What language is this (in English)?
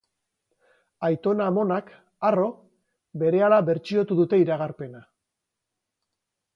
Basque